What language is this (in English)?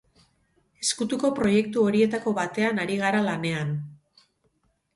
Basque